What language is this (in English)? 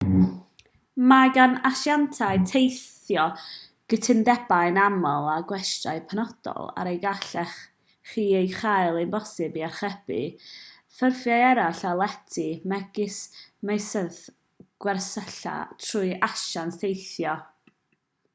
Welsh